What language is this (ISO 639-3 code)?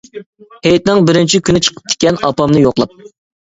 uig